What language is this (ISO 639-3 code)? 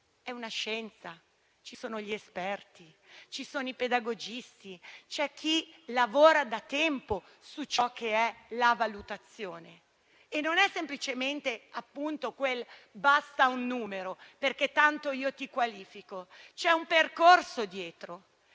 ita